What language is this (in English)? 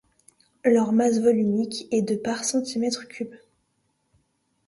French